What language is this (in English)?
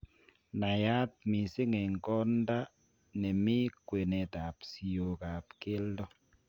Kalenjin